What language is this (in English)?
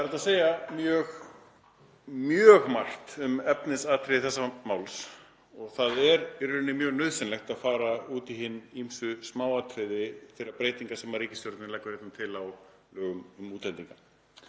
Icelandic